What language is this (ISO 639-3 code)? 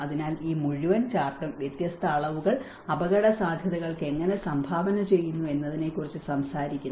mal